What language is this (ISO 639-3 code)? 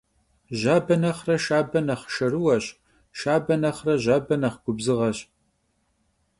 kbd